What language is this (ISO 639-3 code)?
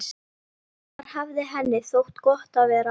isl